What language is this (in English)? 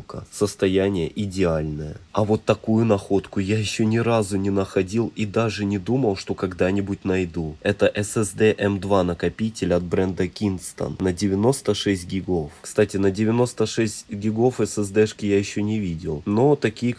Russian